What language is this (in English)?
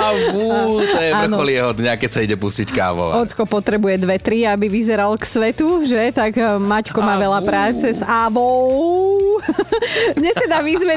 Slovak